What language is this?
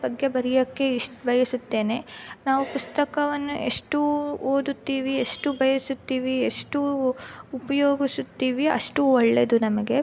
Kannada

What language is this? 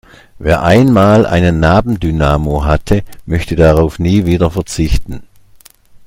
German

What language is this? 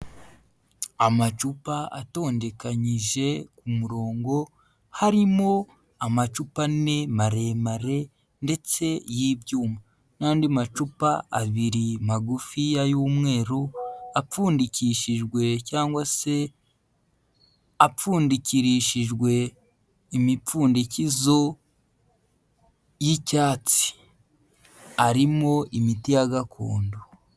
Kinyarwanda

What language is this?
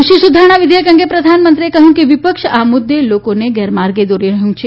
Gujarati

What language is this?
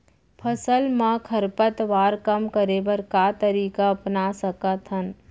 Chhattisgarhi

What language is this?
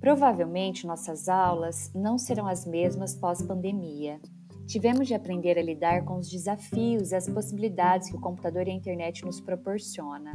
Portuguese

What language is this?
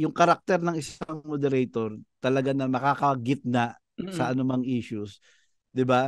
Filipino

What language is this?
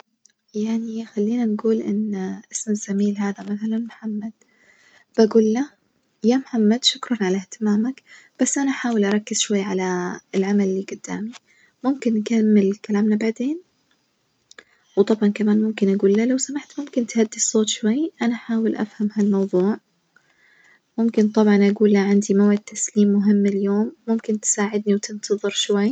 Najdi Arabic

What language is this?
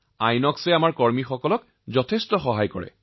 Assamese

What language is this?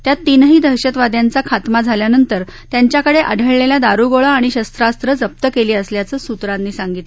Marathi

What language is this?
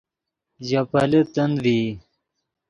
Yidgha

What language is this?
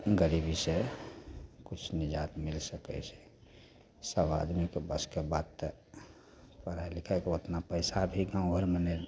Maithili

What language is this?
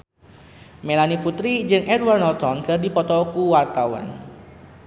Sundanese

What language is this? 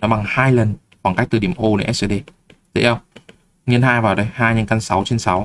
Vietnamese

